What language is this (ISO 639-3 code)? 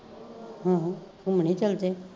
pan